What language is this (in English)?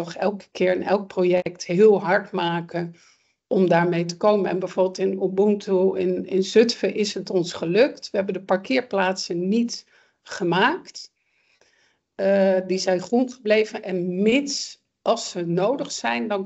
Dutch